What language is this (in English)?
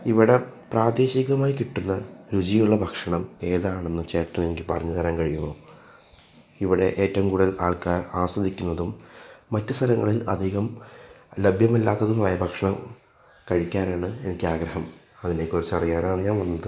Malayalam